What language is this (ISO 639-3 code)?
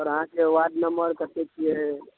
mai